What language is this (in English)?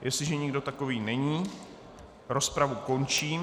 Czech